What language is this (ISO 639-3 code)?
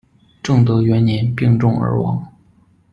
zho